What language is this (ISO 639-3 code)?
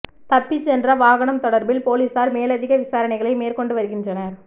tam